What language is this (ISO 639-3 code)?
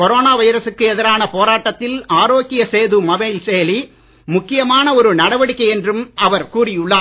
tam